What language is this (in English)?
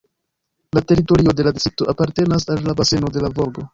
Esperanto